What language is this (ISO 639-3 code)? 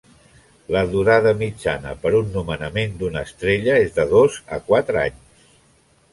cat